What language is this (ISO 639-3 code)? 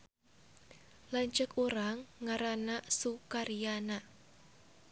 sun